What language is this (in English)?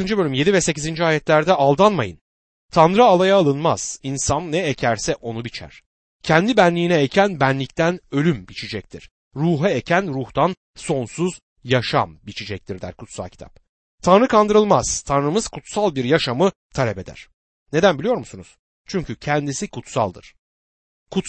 Turkish